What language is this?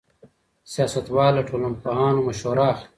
Pashto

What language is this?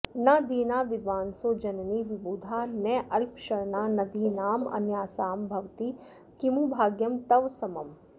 Sanskrit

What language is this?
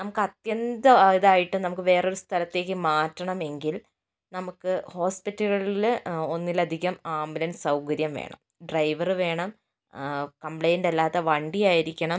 Malayalam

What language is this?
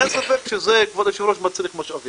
Hebrew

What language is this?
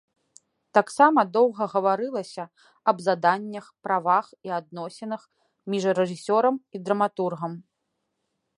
Belarusian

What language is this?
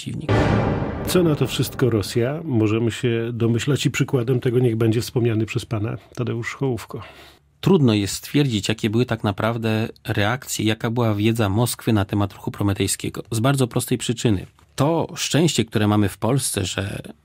Polish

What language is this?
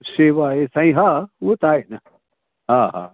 Sindhi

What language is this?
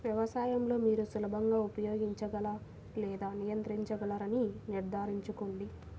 Telugu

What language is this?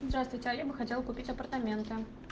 Russian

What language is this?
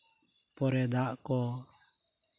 Santali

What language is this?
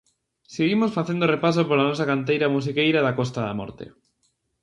Galician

